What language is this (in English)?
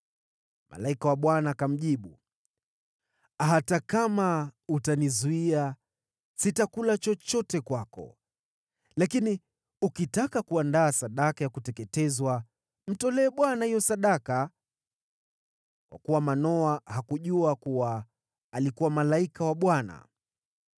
Swahili